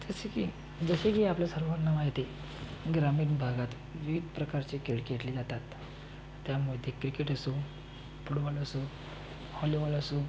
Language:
Marathi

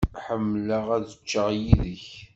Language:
Kabyle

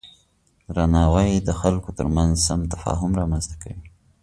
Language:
Pashto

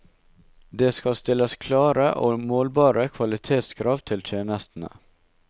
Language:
Norwegian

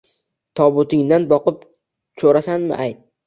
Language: Uzbek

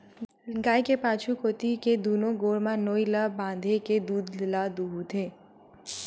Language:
Chhattisgarhi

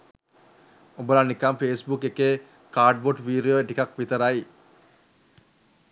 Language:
Sinhala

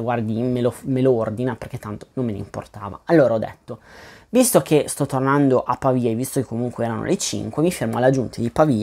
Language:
Italian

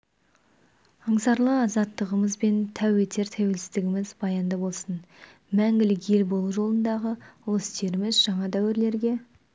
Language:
Kazakh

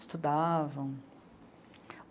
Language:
Portuguese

